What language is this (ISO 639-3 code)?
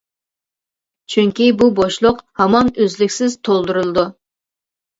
uig